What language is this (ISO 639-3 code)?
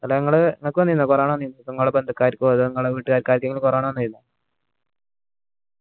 mal